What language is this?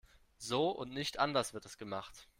German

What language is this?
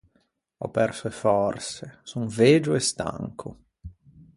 Ligurian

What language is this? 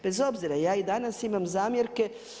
Croatian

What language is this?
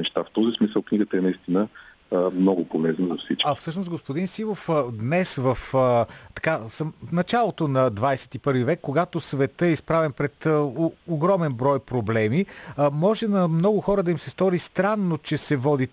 Bulgarian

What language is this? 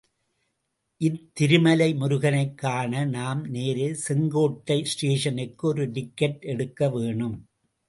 Tamil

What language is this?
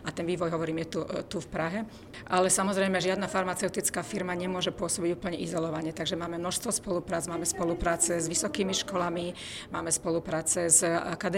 Czech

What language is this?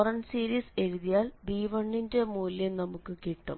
Malayalam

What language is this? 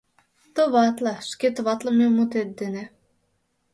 Mari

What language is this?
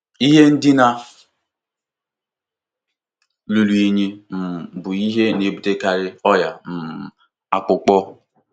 Igbo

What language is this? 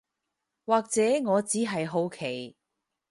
Cantonese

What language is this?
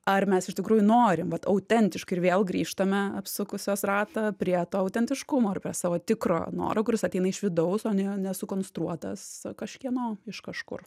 Lithuanian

